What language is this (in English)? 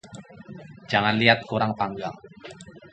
Indonesian